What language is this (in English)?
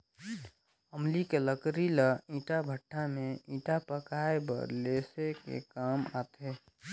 Chhattisgarhi